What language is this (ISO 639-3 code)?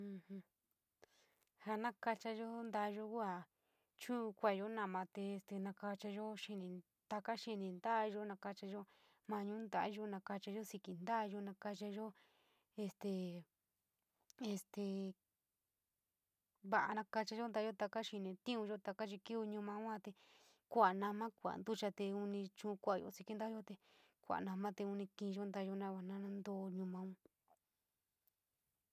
mig